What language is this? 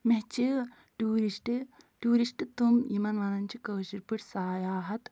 Kashmiri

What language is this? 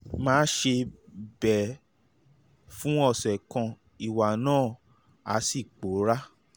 Yoruba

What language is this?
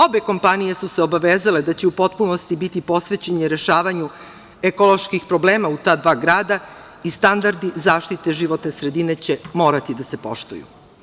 Serbian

